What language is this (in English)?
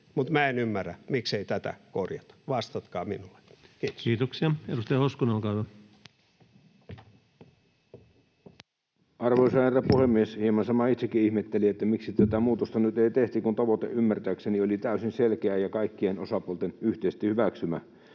Finnish